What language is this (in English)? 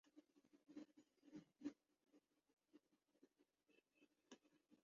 Urdu